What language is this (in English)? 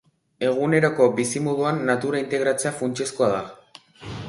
Basque